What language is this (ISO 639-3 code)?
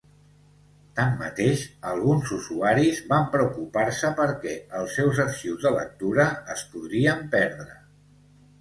cat